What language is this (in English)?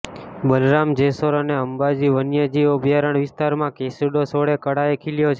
Gujarati